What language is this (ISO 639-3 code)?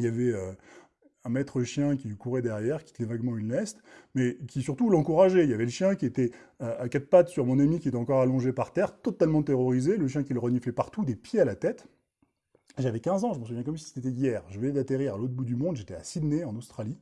fra